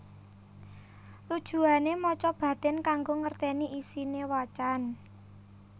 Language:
Javanese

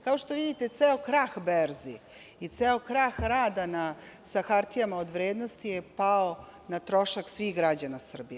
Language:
Serbian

